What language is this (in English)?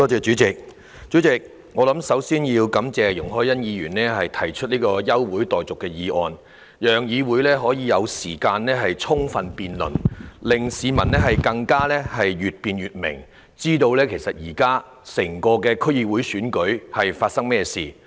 Cantonese